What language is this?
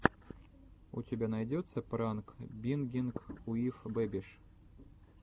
Russian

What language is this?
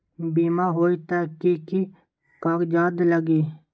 Magahi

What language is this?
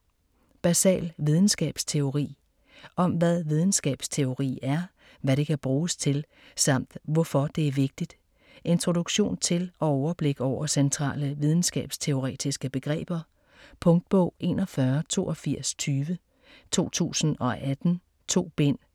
Danish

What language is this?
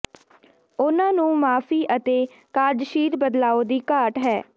Punjabi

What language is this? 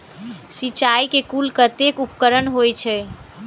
Maithili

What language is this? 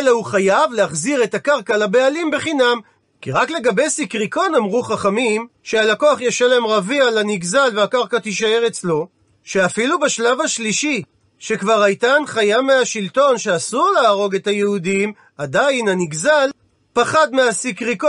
Hebrew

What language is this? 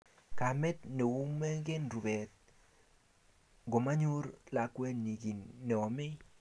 Kalenjin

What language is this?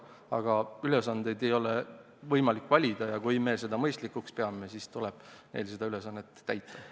Estonian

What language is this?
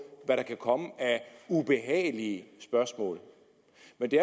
Danish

